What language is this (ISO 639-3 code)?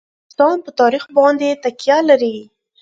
pus